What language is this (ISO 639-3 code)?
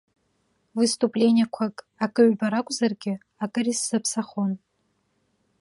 abk